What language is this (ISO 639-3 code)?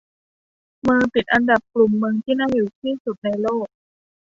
tha